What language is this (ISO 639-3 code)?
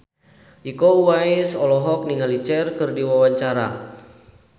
sun